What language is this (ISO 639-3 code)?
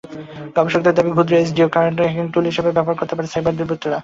ben